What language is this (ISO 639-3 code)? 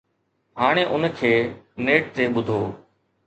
snd